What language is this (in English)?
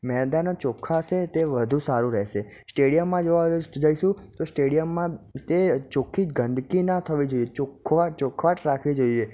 Gujarati